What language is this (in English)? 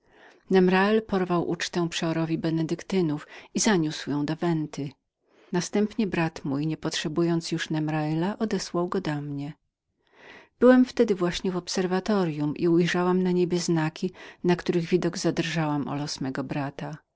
Polish